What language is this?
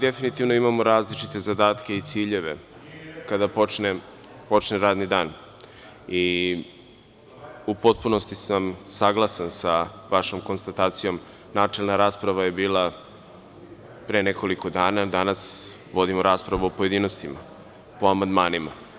Serbian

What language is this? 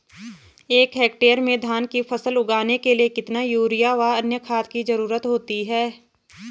Hindi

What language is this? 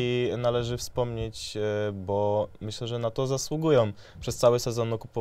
Polish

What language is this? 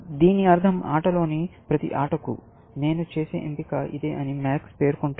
Telugu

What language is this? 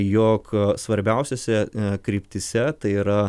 Lithuanian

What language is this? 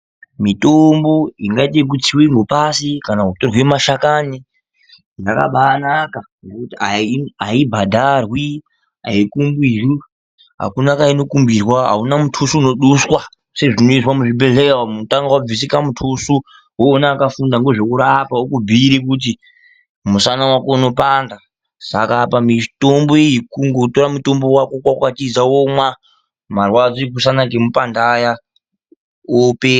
Ndau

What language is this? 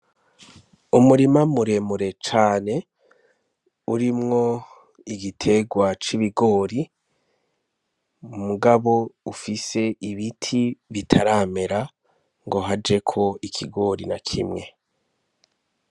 Rundi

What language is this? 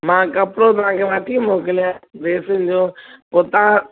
Sindhi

